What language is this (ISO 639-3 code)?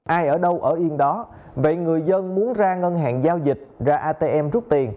vie